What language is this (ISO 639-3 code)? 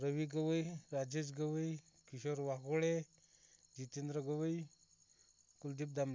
mar